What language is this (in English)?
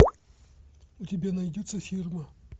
Russian